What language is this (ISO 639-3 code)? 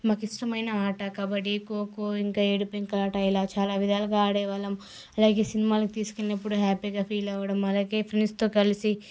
tel